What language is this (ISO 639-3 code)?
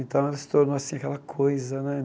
por